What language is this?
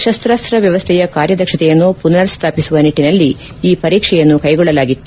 Kannada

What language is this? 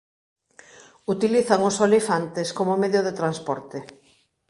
Galician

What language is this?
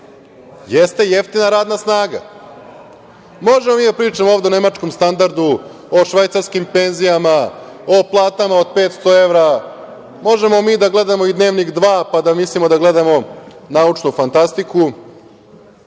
Serbian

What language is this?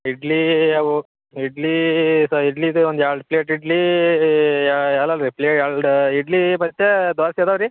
Kannada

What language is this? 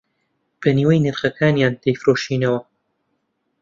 Central Kurdish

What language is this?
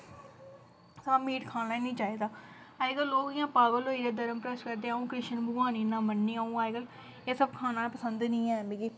Dogri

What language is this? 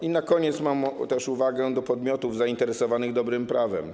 Polish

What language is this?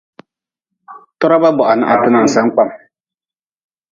Nawdm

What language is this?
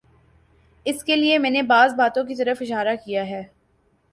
Urdu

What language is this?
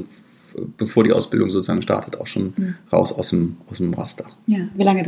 German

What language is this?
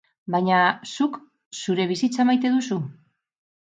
Basque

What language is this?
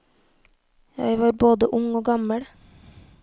Norwegian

